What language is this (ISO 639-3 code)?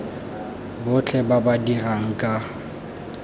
tsn